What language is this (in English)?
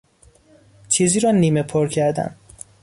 Persian